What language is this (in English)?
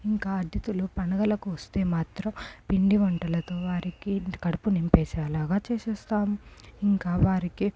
Telugu